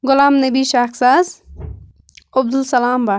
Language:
Kashmiri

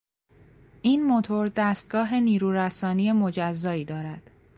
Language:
Persian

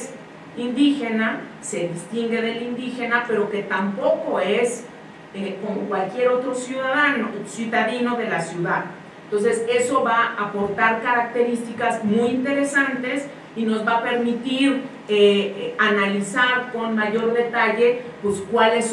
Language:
Spanish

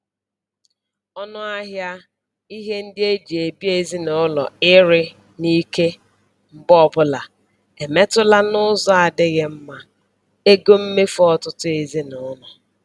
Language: Igbo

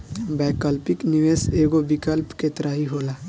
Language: Bhojpuri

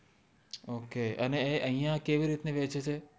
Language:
Gujarati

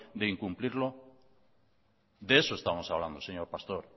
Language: Spanish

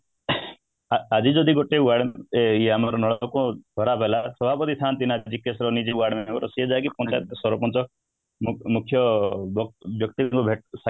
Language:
Odia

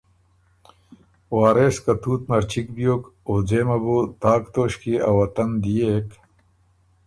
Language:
Ormuri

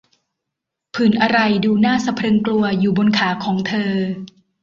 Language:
Thai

